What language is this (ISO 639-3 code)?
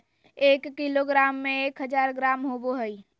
mag